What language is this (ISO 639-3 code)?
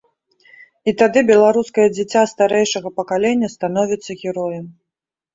bel